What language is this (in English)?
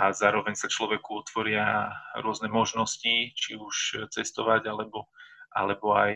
Slovak